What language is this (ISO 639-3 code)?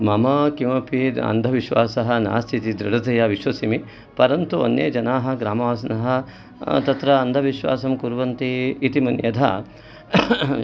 san